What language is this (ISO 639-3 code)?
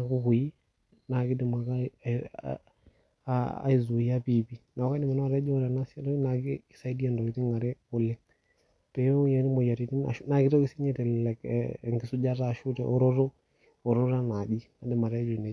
mas